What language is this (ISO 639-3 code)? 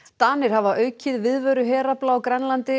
isl